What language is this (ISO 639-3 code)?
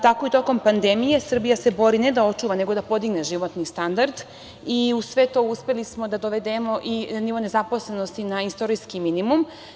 srp